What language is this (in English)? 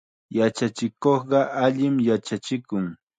Chiquián Ancash Quechua